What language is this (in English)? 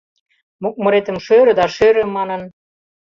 Mari